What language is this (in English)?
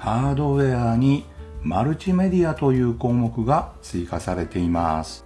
Japanese